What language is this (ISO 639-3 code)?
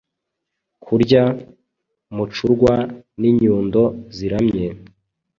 kin